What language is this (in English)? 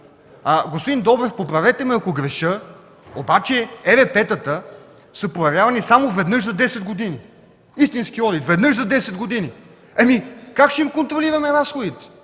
Bulgarian